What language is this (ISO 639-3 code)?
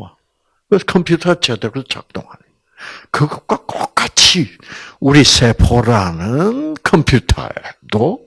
kor